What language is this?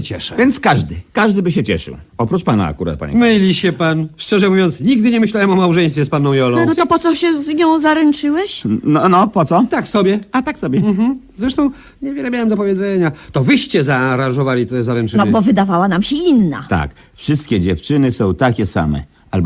Polish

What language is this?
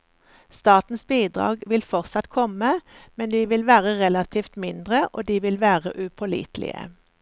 Norwegian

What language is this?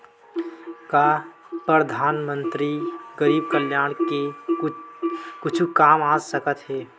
Chhattisgarhi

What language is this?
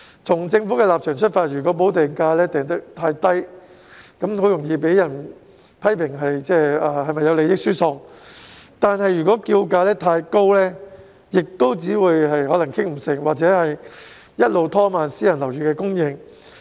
Cantonese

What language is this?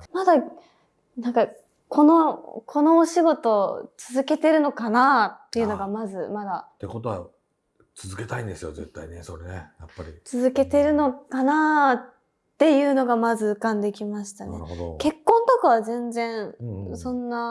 Japanese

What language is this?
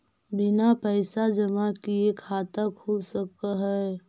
Magahi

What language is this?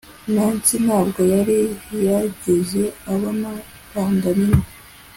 Kinyarwanda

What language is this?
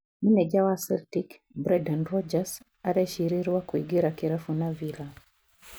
Kikuyu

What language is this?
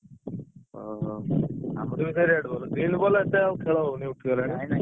Odia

